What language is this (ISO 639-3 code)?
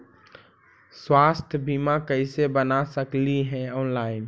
mag